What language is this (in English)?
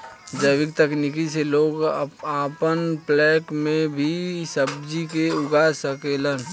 Bhojpuri